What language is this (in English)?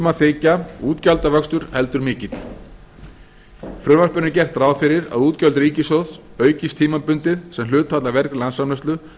Icelandic